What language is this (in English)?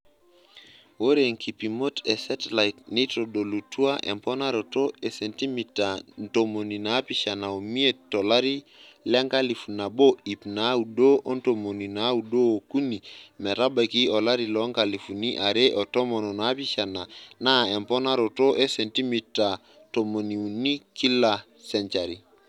Masai